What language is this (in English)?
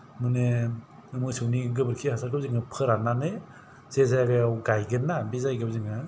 Bodo